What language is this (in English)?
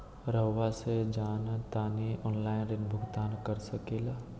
Magahi